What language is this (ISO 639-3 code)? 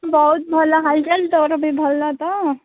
ori